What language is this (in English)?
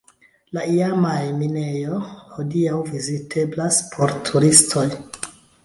Esperanto